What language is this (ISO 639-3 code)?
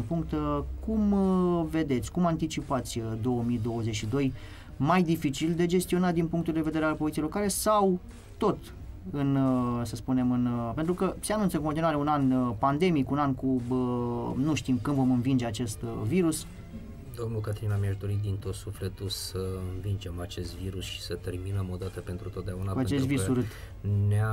ron